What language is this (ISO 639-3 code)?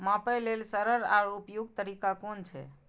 mai